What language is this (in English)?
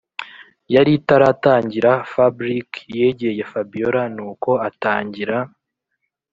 Kinyarwanda